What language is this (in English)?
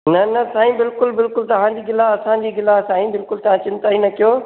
Sindhi